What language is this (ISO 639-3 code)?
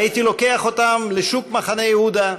heb